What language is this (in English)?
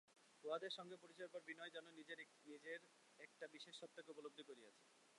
Bangla